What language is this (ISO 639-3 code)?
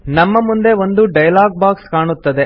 kan